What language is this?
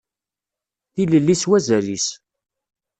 Kabyle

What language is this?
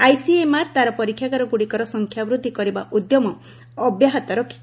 Odia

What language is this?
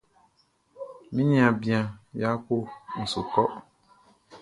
Baoulé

